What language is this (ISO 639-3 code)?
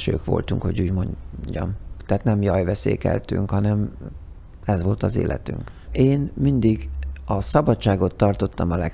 hun